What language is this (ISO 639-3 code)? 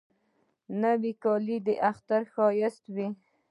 pus